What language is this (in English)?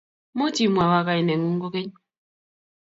Kalenjin